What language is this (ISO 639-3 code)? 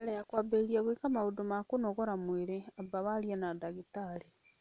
kik